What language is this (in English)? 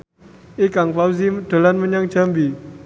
Javanese